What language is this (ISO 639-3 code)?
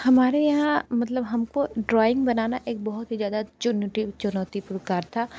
hin